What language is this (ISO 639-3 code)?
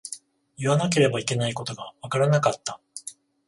jpn